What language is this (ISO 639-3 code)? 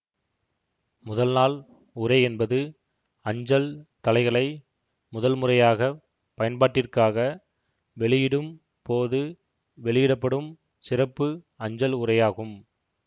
tam